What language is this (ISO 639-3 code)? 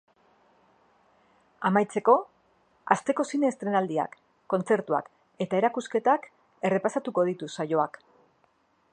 eus